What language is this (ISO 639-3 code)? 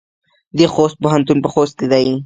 pus